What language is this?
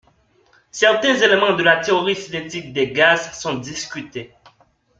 French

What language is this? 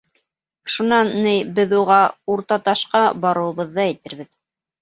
Bashkir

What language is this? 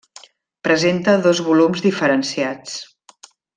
Catalan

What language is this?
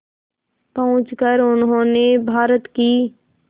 Hindi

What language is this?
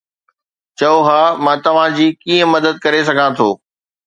Sindhi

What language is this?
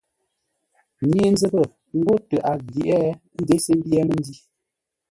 Ngombale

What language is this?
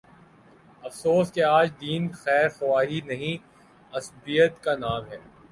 Urdu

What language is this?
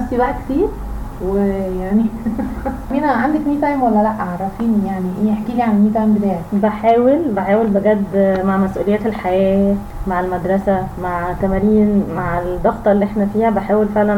Arabic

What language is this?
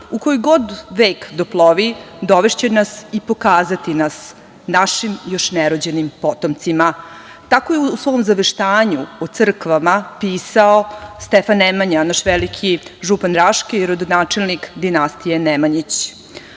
Serbian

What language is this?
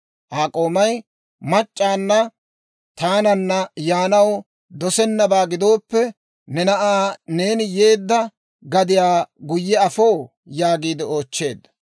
Dawro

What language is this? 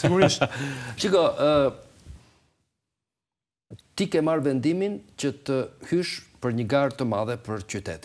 Romanian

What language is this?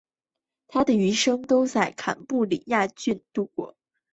Chinese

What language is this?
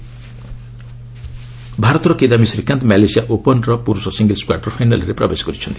Odia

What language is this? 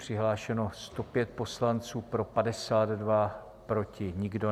Czech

